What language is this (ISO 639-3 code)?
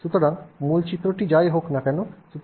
ben